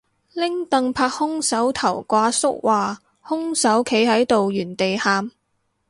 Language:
Cantonese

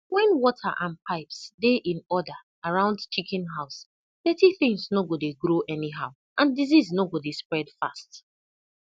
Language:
Nigerian Pidgin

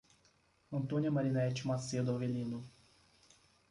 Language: Portuguese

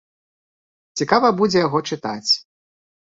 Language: Belarusian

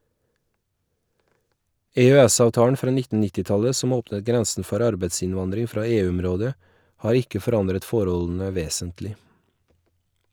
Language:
Norwegian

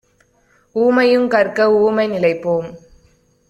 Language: Tamil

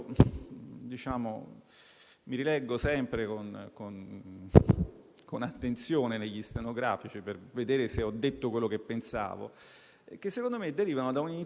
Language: Italian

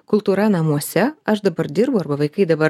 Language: Lithuanian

